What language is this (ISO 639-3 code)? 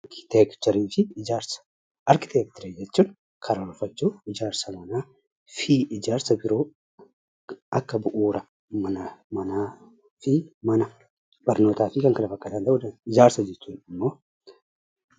orm